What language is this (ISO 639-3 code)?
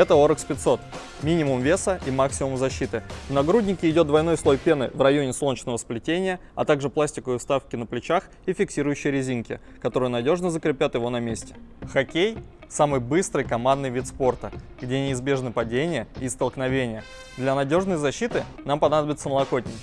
rus